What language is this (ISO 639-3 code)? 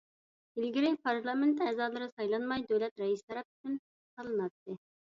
uig